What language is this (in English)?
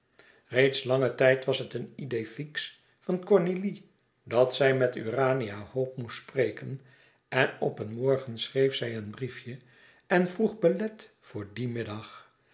Dutch